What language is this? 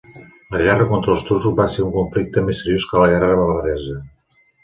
Catalan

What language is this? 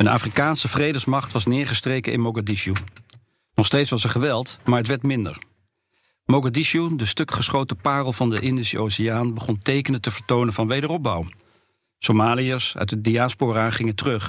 Dutch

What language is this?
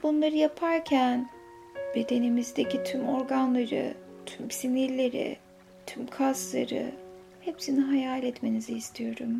Turkish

